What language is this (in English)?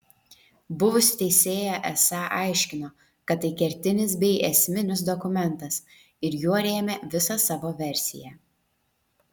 Lithuanian